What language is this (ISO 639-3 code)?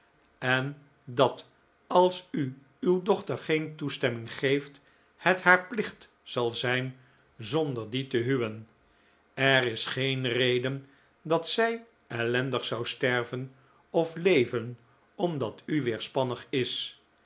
nld